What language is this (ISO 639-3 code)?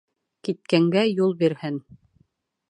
bak